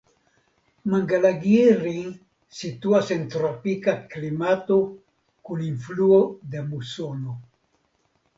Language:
Esperanto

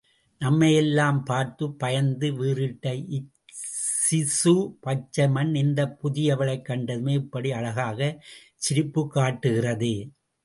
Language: Tamil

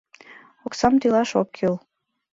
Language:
Mari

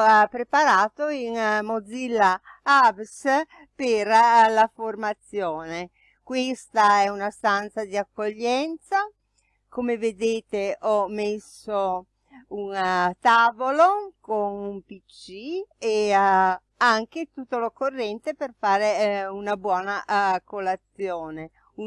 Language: Italian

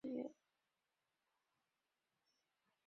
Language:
Chinese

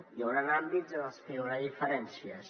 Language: Catalan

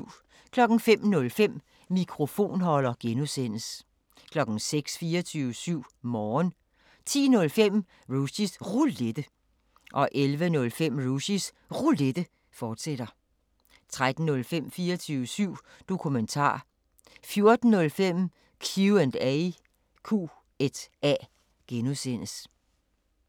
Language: Danish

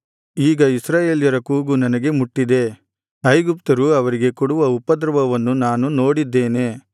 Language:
Kannada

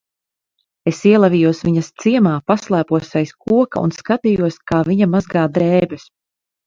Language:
Latvian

